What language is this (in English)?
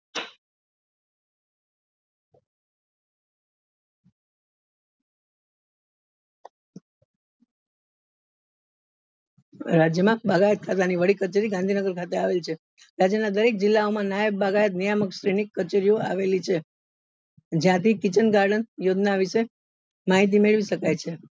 Gujarati